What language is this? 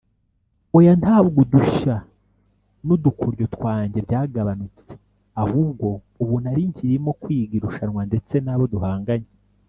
Kinyarwanda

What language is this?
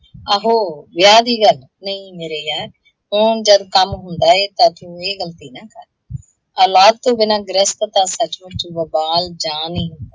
Punjabi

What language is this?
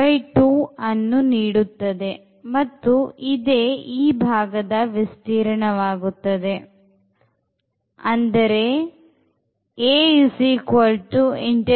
Kannada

